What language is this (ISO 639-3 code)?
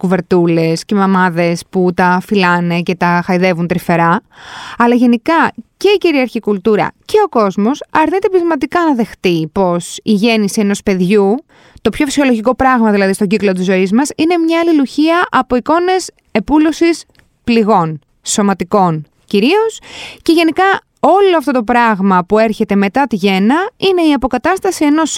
ell